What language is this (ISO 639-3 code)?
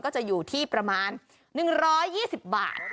tha